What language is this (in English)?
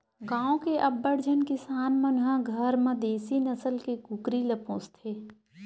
Chhattisgarhi